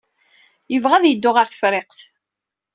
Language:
Kabyle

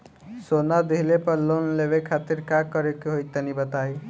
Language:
Bhojpuri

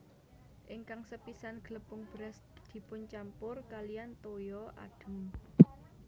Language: Javanese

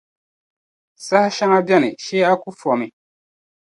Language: Dagbani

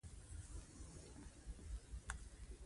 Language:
Pashto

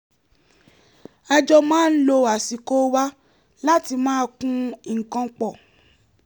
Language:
Yoruba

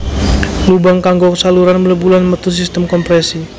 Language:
Javanese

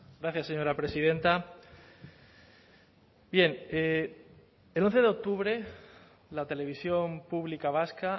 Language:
Spanish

